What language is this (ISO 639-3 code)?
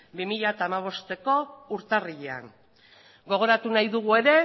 eus